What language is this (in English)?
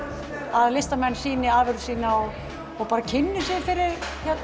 Icelandic